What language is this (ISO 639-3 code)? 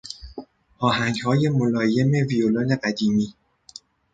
fas